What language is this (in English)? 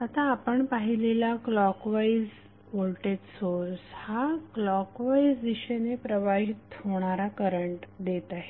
Marathi